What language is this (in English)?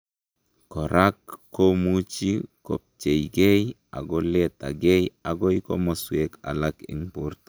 Kalenjin